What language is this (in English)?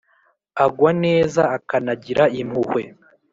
Kinyarwanda